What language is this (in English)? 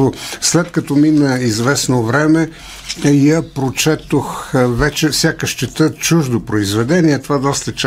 Bulgarian